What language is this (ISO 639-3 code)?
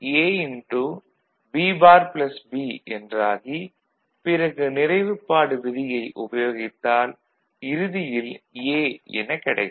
tam